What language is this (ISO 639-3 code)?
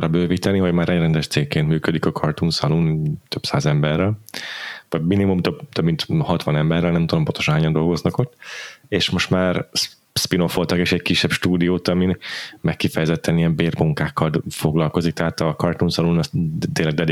hun